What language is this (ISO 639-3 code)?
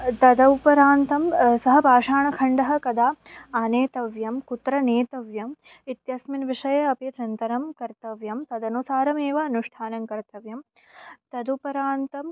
san